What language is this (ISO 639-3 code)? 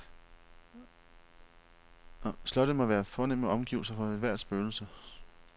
dan